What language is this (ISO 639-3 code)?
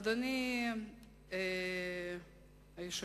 heb